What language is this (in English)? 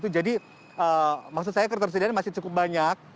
Indonesian